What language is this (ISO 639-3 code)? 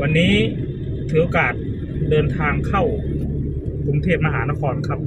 tha